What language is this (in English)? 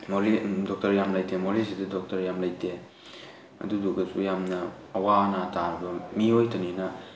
Manipuri